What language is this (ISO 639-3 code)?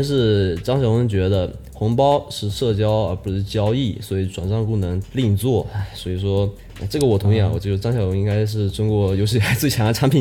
zho